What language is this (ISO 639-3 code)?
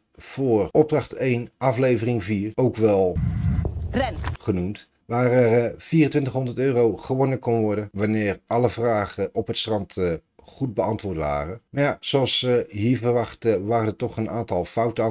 nld